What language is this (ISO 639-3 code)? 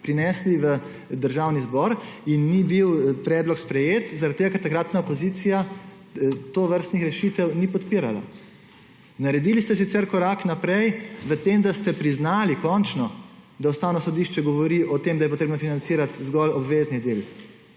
slv